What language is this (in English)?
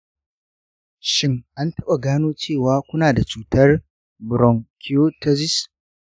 Hausa